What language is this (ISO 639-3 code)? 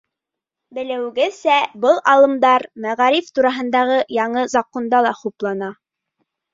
bak